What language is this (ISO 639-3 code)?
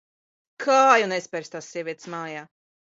lav